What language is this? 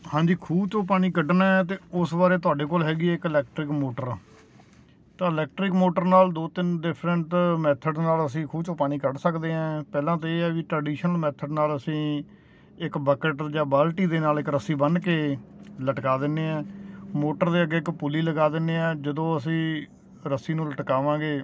Punjabi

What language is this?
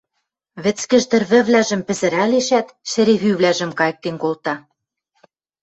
Western Mari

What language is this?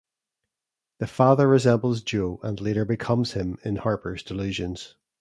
English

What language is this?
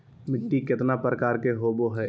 Magahi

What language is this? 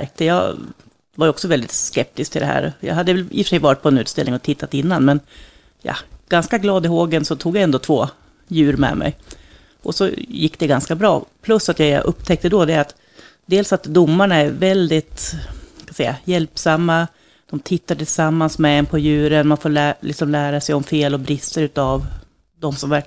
Swedish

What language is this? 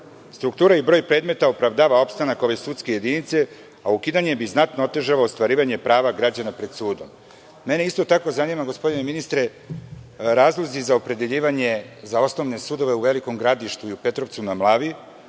Serbian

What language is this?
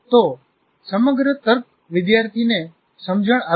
Gujarati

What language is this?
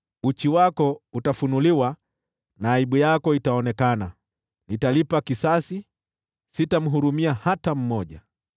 Swahili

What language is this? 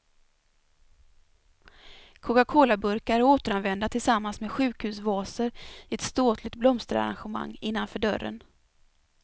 Swedish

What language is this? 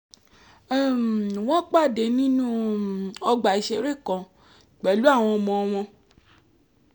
Yoruba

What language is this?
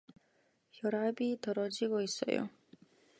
Korean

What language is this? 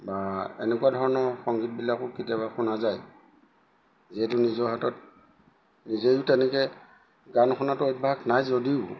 Assamese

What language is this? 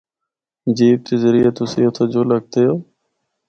Northern Hindko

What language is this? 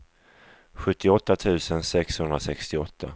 Swedish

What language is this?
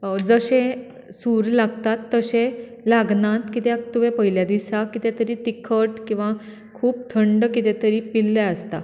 Konkani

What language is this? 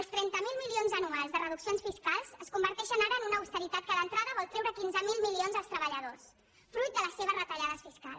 Catalan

